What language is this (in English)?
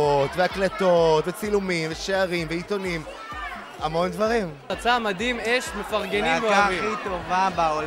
Hebrew